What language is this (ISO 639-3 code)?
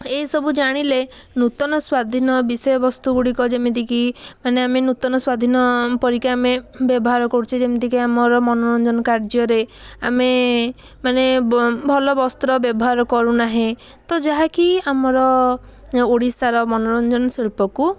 ori